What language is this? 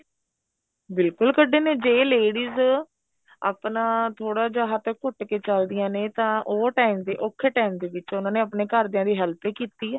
Punjabi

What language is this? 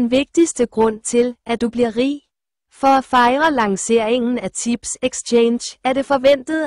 Danish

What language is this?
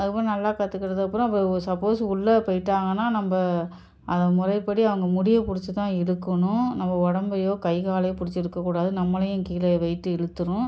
Tamil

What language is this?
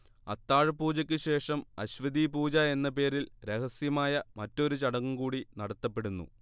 Malayalam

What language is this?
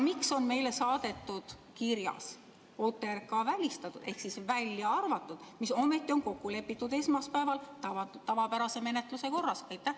Estonian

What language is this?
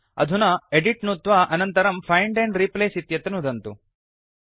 Sanskrit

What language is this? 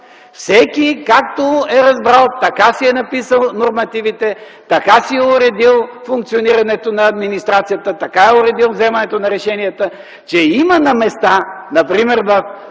Bulgarian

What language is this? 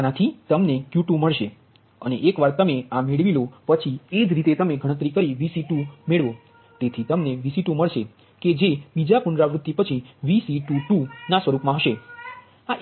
Gujarati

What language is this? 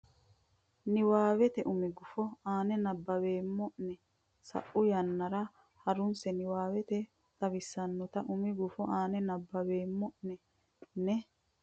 Sidamo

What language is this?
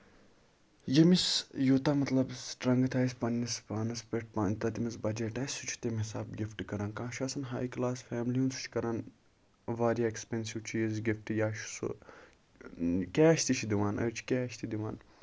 Kashmiri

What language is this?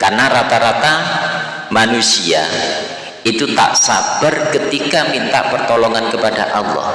Indonesian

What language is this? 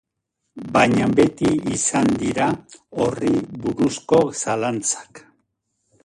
Basque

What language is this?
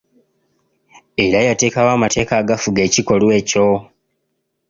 Ganda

